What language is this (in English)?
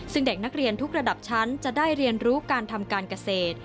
Thai